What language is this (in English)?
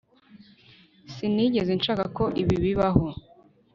Kinyarwanda